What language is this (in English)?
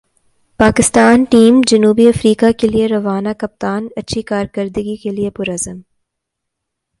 Urdu